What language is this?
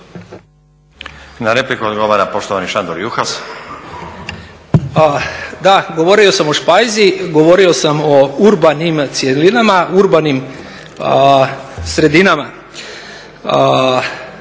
Croatian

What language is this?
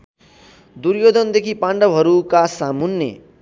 Nepali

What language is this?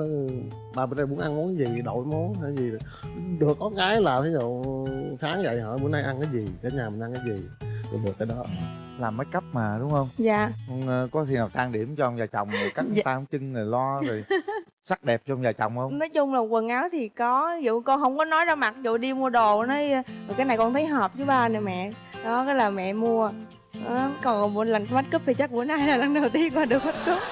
Vietnamese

